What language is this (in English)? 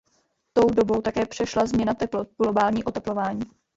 Czech